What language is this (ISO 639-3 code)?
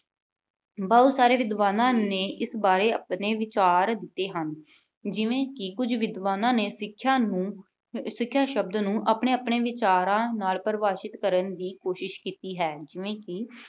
pan